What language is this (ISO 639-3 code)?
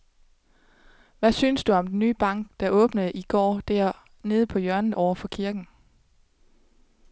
dan